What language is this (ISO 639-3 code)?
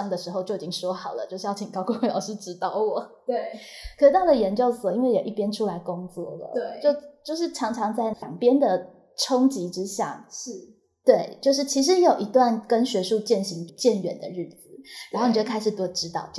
zho